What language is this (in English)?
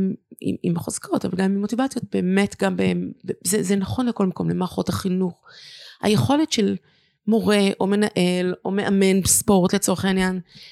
Hebrew